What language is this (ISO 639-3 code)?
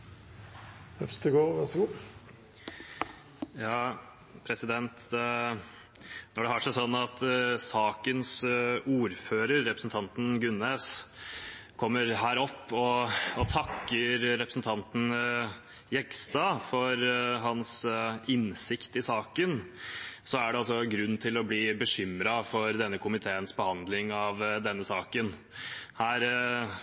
nob